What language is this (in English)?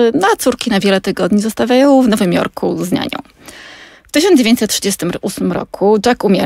Polish